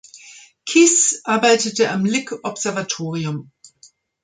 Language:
German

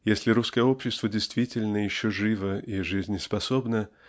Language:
Russian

